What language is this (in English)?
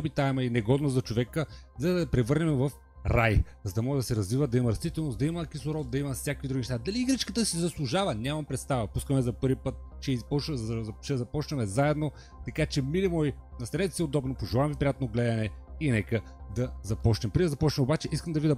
Bulgarian